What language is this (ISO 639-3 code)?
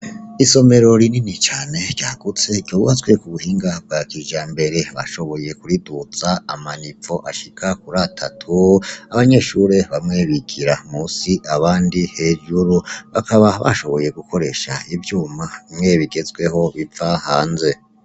run